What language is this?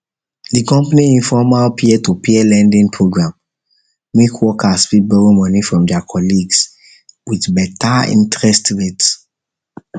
Nigerian Pidgin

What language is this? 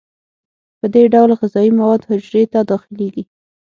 Pashto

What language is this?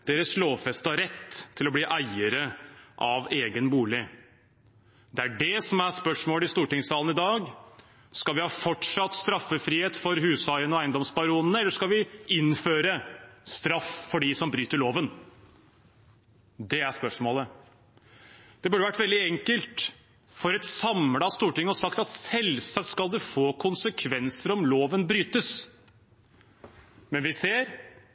Norwegian Bokmål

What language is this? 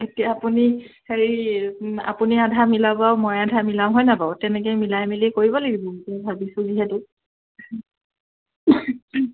Assamese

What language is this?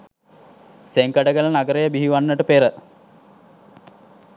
Sinhala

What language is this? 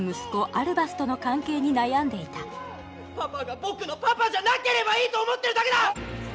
Japanese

